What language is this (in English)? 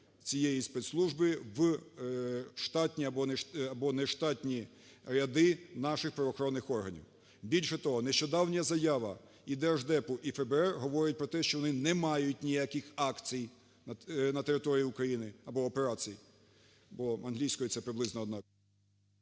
Ukrainian